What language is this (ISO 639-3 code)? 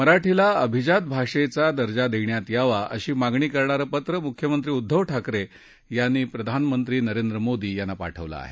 mar